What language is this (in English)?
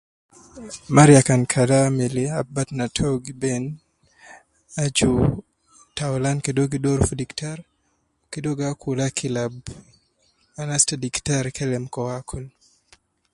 Nubi